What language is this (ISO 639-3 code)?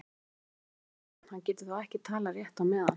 isl